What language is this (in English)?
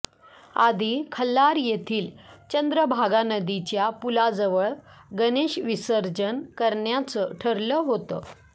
Marathi